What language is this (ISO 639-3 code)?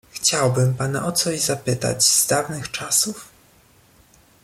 pol